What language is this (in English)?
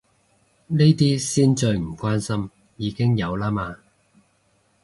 Cantonese